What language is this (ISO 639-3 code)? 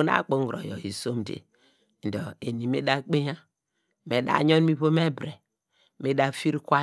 deg